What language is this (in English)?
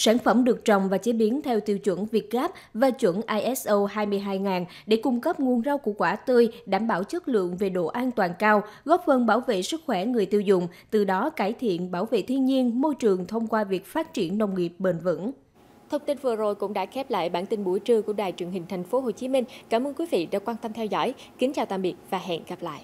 Vietnamese